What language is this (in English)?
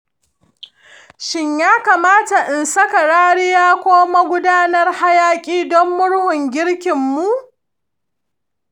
Hausa